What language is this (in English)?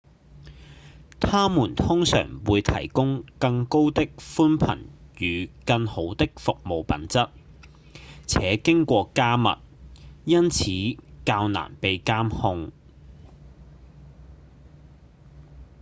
Cantonese